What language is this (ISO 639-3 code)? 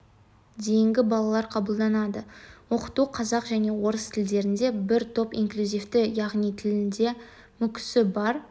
kaz